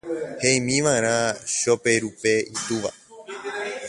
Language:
Guarani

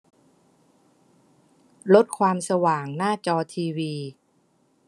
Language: Thai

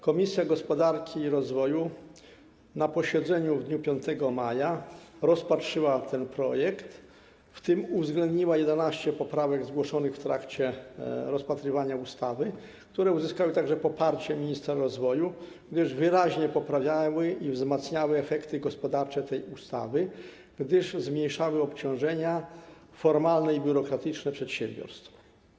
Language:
Polish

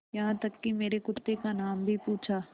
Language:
Hindi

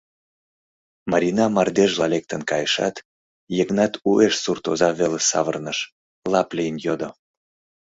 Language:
Mari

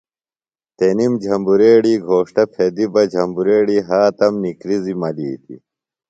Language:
Phalura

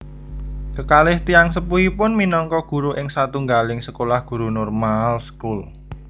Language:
Javanese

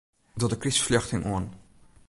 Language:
Western Frisian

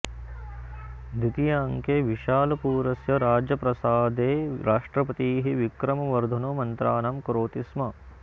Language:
Sanskrit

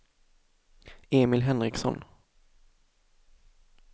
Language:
Swedish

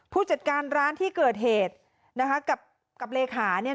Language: Thai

